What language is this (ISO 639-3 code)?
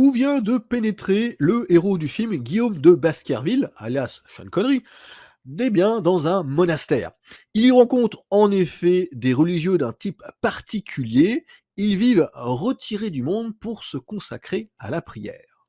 fra